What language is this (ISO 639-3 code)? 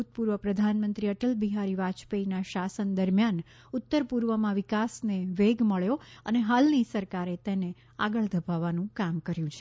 guj